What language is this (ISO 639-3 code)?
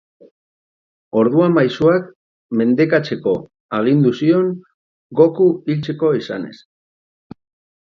eus